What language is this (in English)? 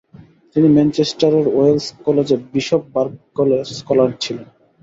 Bangla